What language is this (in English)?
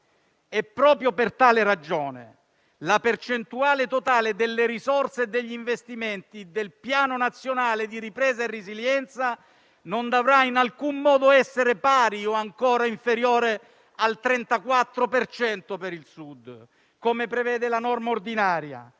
Italian